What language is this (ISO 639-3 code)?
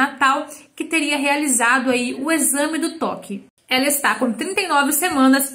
por